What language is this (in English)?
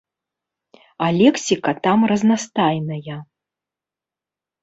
Belarusian